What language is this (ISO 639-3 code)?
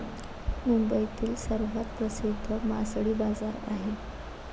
mar